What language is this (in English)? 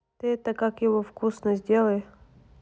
Russian